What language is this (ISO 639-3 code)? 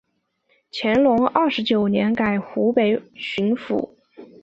zho